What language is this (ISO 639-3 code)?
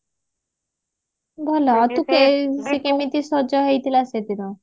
ori